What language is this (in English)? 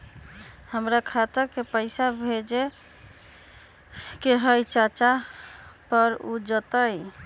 Magahi